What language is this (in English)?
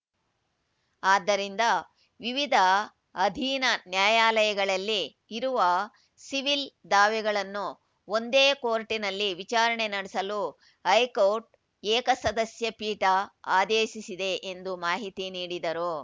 Kannada